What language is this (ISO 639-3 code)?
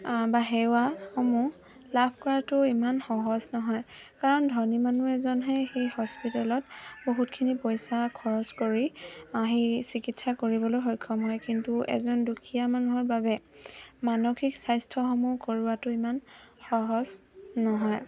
asm